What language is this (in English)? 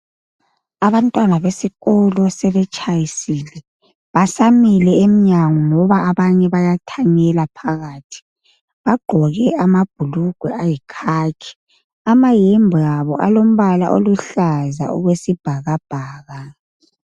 North Ndebele